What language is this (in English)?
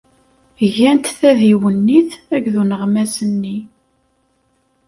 Kabyle